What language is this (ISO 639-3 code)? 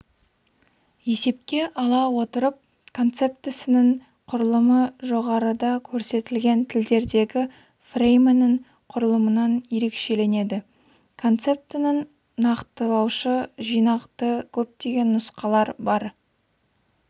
kaz